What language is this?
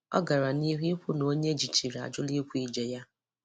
Igbo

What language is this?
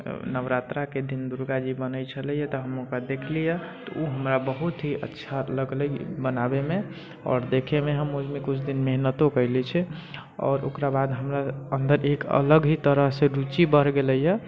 Maithili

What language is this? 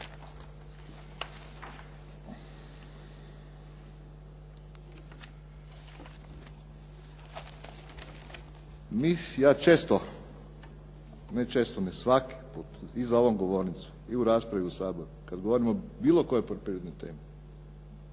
Croatian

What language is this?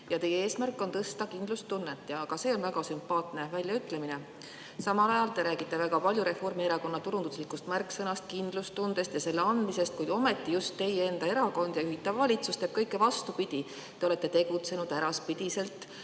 Estonian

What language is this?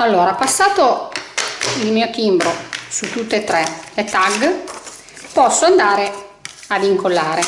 Italian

